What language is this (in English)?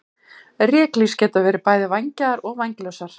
Icelandic